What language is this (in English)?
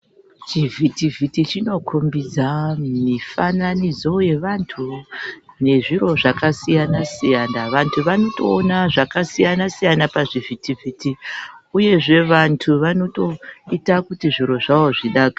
Ndau